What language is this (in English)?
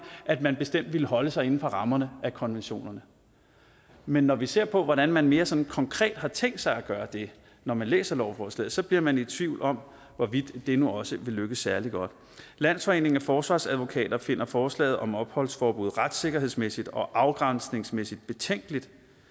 Danish